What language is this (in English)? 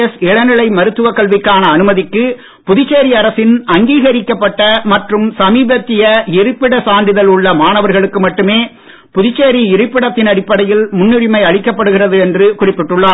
Tamil